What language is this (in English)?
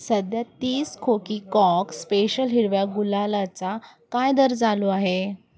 Marathi